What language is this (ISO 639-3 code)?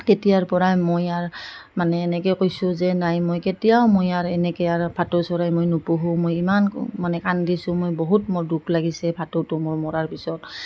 asm